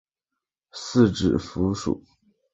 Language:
Chinese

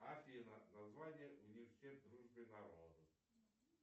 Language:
Russian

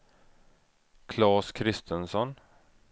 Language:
Swedish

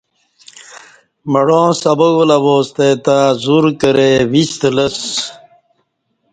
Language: Kati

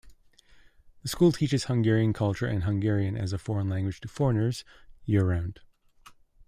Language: English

